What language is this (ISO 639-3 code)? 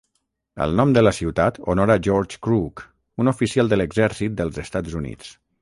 cat